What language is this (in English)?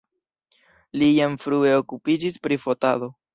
Esperanto